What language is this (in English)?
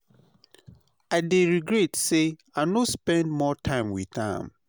Nigerian Pidgin